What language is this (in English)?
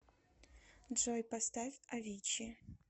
Russian